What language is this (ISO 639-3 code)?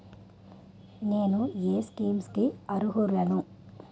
tel